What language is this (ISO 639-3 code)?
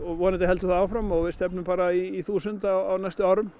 isl